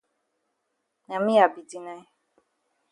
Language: Cameroon Pidgin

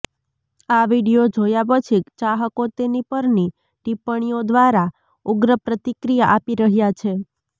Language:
Gujarati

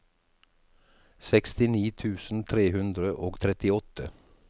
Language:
Norwegian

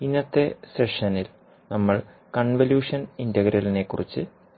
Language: Malayalam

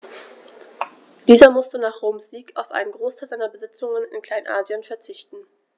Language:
German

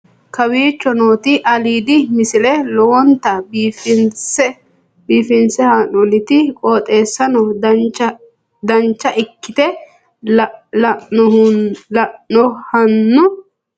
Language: Sidamo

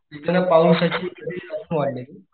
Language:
Marathi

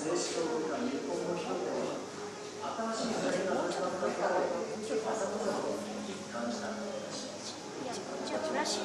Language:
Japanese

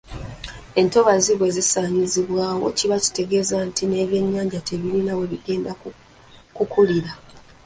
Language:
Ganda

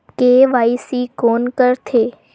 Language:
Chhattisgarhi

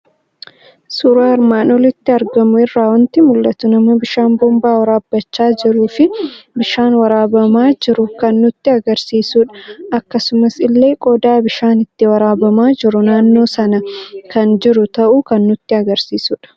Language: Oromo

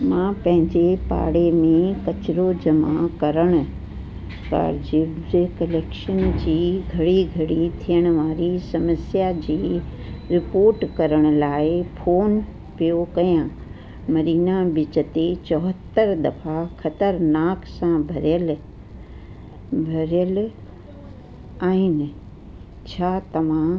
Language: Sindhi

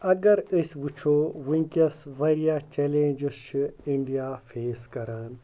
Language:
Kashmiri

